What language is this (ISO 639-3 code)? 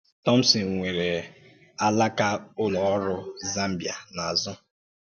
ibo